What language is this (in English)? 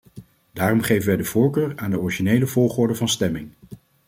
Dutch